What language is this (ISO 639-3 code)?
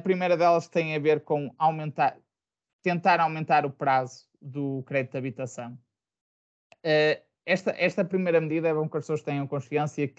por